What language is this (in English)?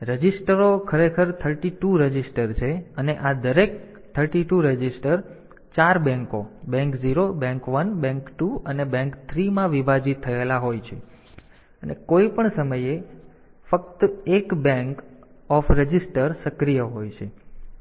Gujarati